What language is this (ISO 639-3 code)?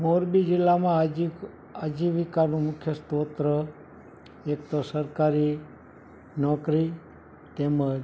guj